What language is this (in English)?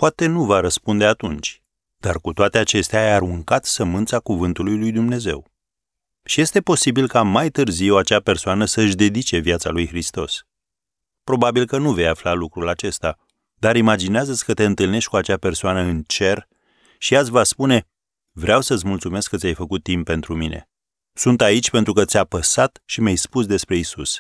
Romanian